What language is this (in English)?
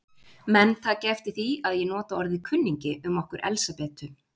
Icelandic